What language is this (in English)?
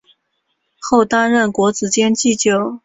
Chinese